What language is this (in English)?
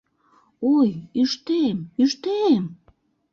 Mari